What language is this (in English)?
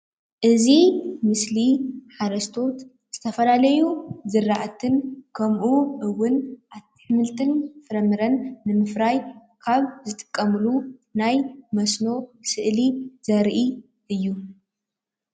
Tigrinya